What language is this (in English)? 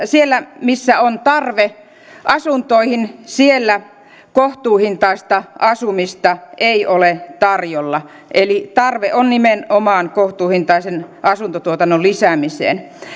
Finnish